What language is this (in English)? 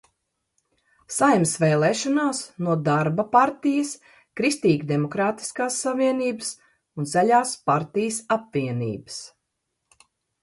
Latvian